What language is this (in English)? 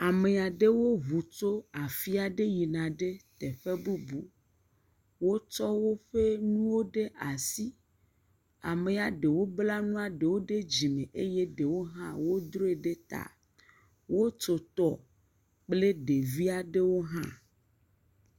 Ewe